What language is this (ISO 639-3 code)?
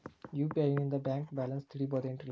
kan